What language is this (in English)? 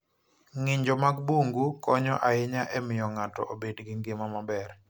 Luo (Kenya and Tanzania)